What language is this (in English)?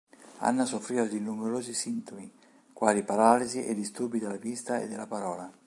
Italian